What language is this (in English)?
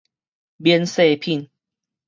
Min Nan Chinese